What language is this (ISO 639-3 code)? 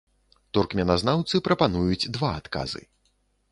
bel